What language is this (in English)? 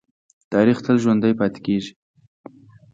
Pashto